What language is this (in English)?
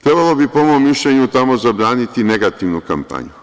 Serbian